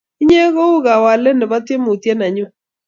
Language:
Kalenjin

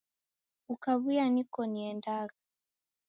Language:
Taita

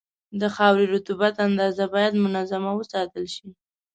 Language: Pashto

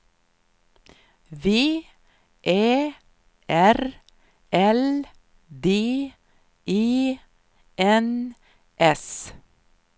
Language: Swedish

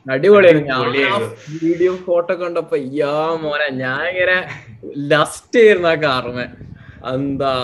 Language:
Malayalam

